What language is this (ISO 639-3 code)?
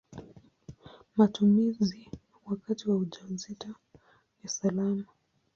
swa